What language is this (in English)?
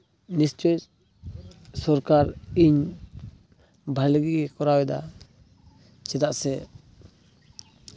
Santali